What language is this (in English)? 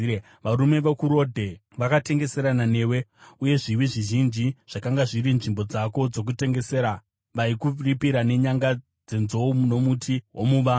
Shona